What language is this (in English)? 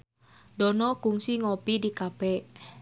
Sundanese